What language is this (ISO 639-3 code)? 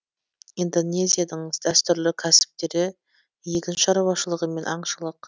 kaz